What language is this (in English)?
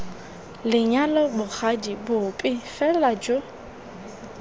Tswana